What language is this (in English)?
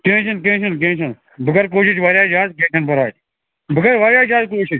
Kashmiri